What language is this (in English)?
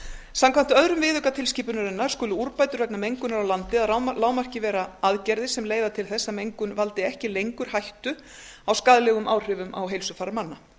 Icelandic